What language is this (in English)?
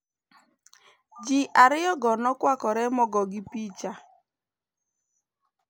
Luo (Kenya and Tanzania)